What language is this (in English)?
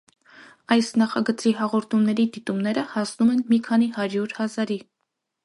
Armenian